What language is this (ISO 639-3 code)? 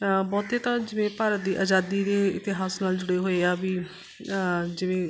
pan